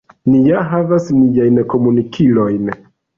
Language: Esperanto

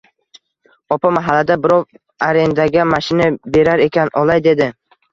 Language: Uzbek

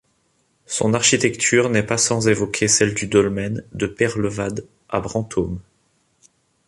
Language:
French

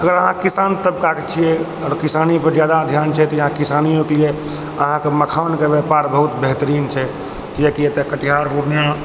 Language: Maithili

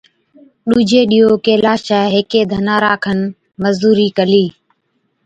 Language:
Od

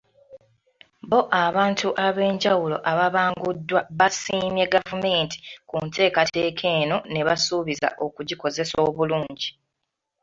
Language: Ganda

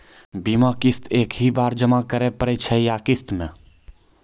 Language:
Maithili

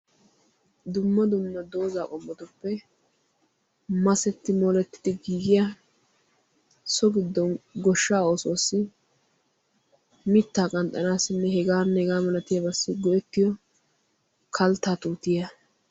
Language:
Wolaytta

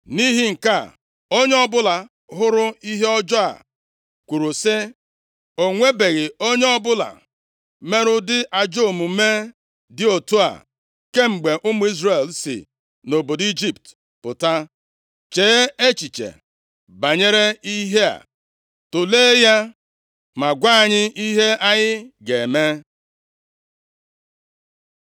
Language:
Igbo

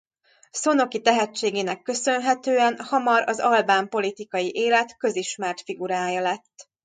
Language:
Hungarian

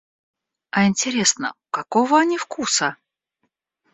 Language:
Russian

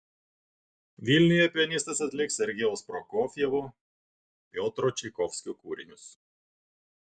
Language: Lithuanian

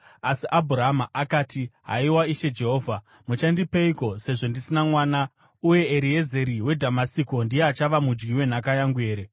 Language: Shona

